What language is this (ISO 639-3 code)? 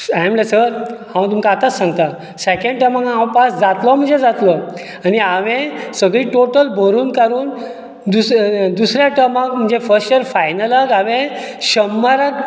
kok